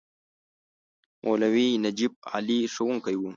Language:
Pashto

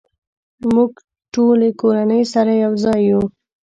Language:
Pashto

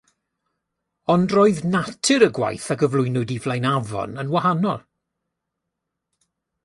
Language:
Welsh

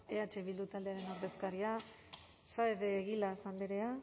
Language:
Basque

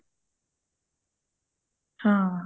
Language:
Punjabi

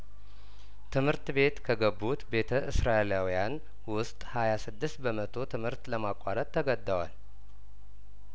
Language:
Amharic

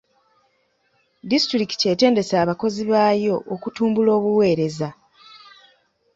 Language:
Ganda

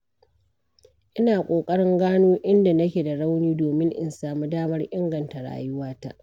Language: Hausa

